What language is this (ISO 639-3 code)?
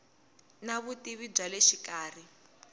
tso